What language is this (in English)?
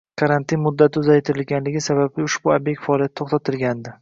Uzbek